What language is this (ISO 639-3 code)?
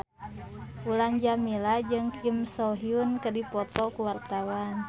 sun